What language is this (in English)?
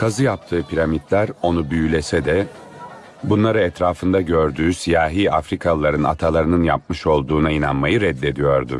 Turkish